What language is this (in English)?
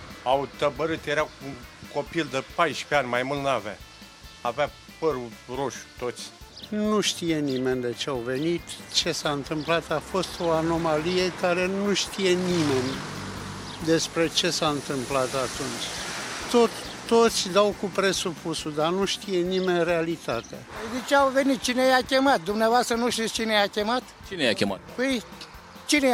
Romanian